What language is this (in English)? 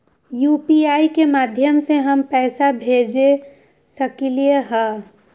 Magahi